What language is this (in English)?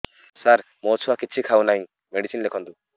Odia